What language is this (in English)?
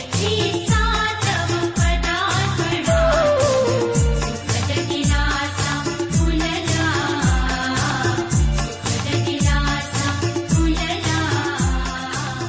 Marathi